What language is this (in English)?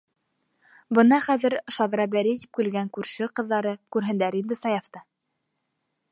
Bashkir